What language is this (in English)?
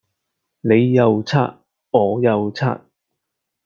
Cantonese